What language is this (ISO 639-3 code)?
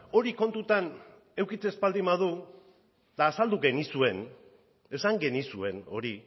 eus